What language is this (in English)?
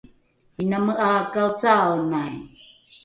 Rukai